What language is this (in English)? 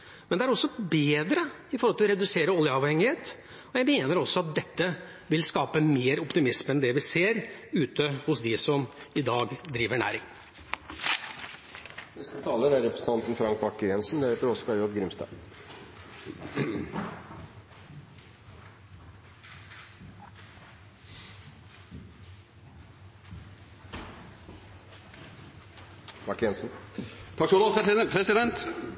Norwegian Bokmål